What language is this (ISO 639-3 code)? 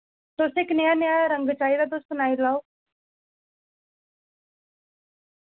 doi